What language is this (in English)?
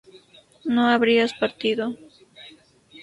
Spanish